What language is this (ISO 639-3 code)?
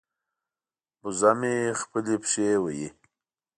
pus